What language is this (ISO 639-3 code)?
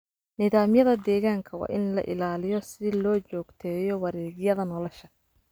som